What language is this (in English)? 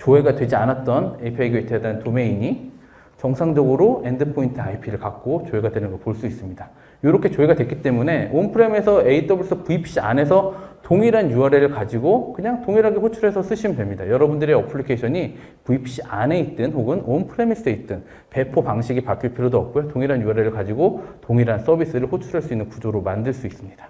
Korean